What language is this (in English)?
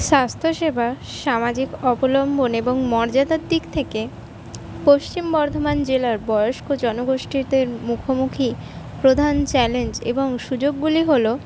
Bangla